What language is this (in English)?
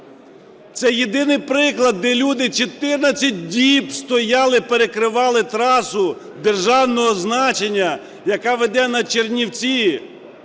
Ukrainian